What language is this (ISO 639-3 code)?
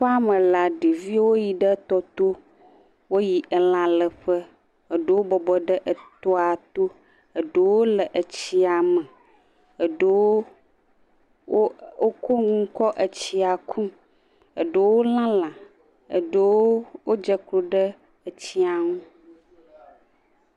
ewe